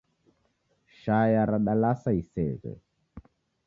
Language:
Taita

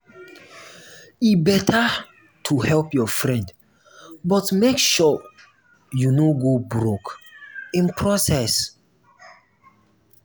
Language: Nigerian Pidgin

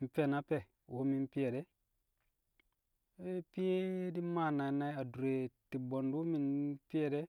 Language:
Kamo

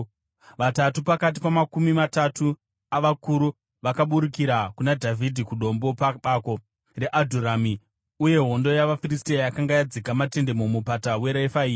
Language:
Shona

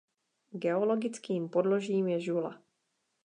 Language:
Czech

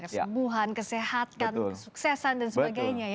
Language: Indonesian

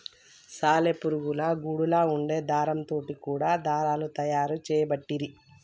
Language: Telugu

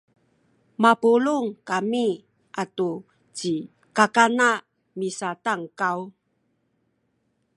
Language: Sakizaya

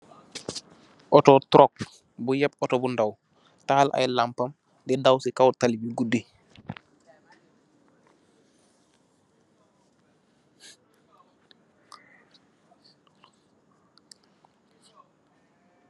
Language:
Wolof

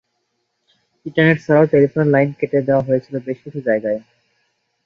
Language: Bangla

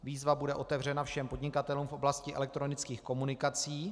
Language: Czech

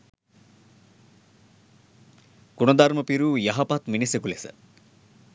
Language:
Sinhala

